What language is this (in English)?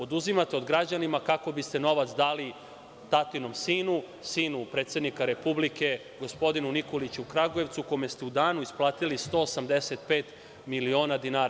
Serbian